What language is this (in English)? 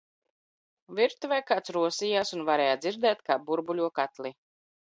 Latvian